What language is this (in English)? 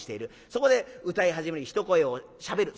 Japanese